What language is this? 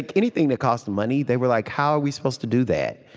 English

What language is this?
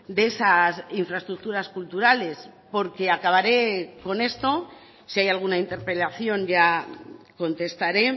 Spanish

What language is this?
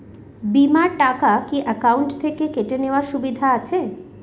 Bangla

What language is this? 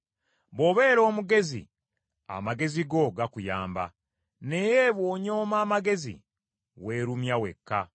Ganda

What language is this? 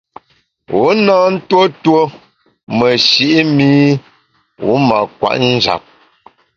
Bamun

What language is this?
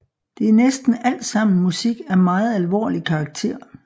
Danish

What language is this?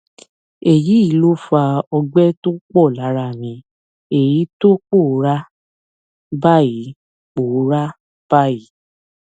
Yoruba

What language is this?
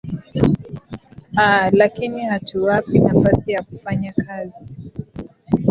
Swahili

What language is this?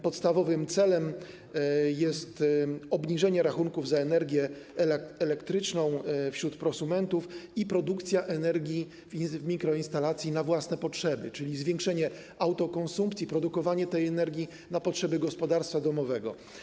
Polish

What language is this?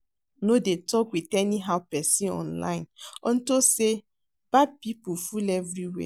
Nigerian Pidgin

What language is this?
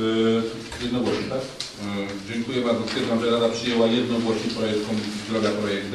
Polish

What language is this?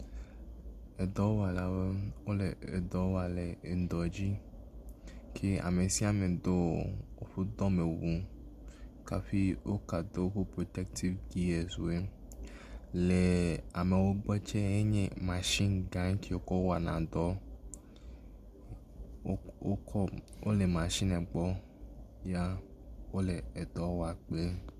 Ewe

